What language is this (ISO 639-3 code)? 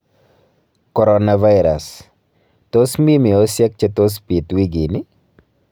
kln